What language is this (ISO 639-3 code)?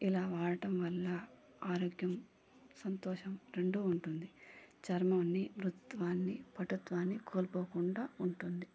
tel